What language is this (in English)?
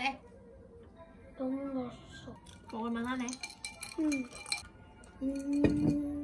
Korean